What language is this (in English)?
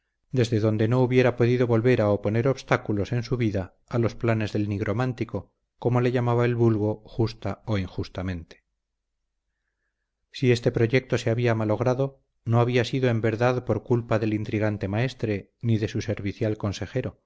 Spanish